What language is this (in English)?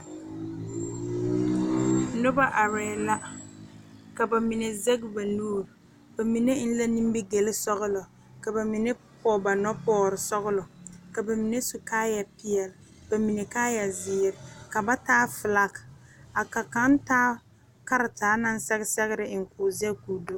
Southern Dagaare